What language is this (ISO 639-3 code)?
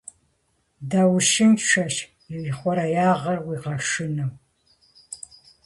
kbd